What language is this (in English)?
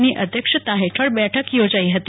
Gujarati